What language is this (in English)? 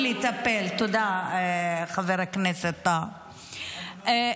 Hebrew